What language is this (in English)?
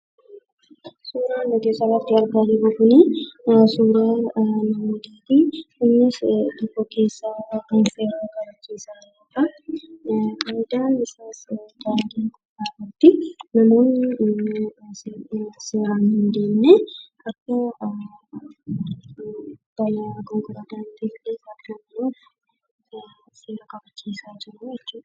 Oromo